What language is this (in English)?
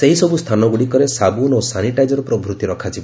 Odia